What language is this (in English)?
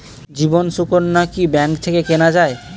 Bangla